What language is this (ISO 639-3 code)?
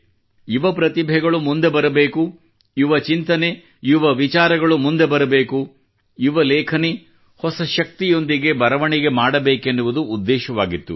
kan